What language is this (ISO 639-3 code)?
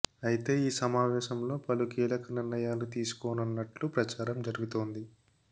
tel